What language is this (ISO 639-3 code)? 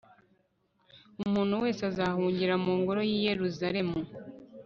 kin